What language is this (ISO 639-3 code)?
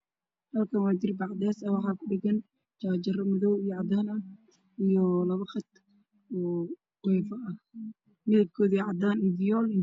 som